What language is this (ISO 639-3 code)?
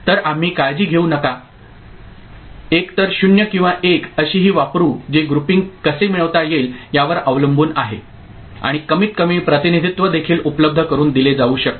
mar